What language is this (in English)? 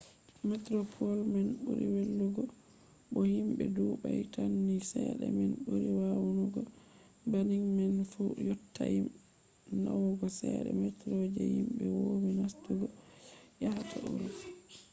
Fula